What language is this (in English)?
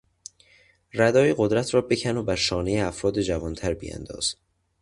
Persian